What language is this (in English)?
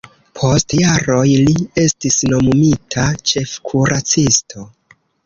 Esperanto